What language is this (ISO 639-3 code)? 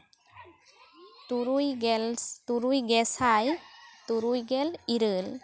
sat